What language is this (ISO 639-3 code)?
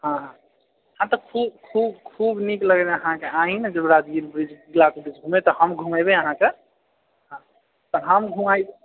mai